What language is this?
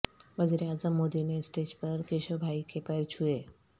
Urdu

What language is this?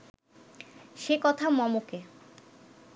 Bangla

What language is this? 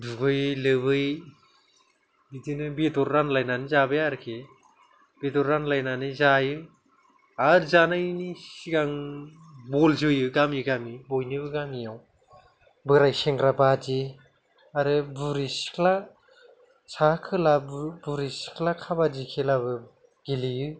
Bodo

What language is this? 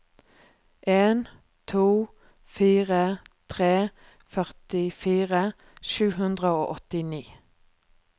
Norwegian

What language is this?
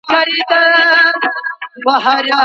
Pashto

